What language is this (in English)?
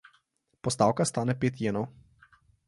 Slovenian